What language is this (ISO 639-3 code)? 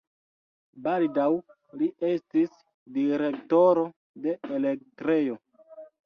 epo